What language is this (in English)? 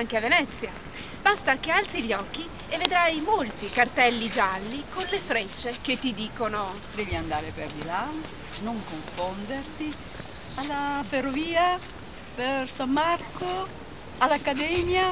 Italian